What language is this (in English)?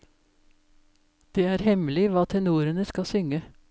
Norwegian